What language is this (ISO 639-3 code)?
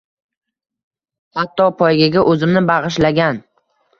uzb